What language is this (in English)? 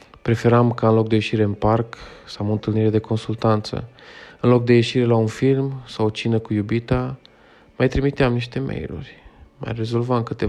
Romanian